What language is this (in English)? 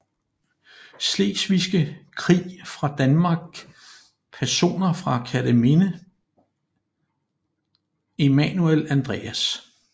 Danish